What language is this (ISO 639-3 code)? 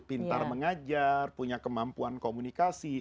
ind